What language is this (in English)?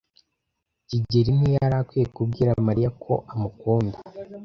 Kinyarwanda